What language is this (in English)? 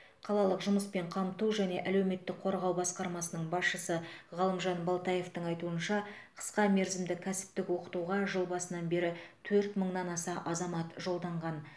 Kazakh